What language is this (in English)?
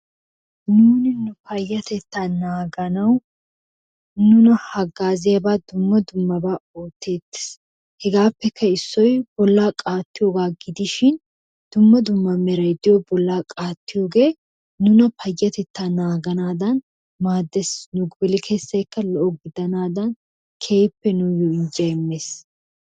Wolaytta